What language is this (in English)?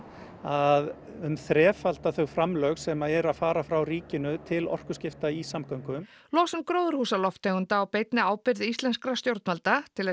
Icelandic